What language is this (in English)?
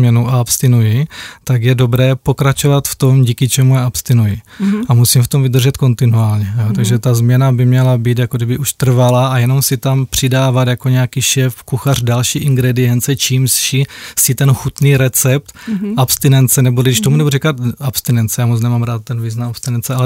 Czech